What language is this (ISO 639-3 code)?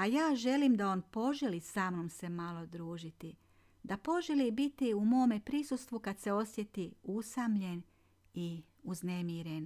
hrv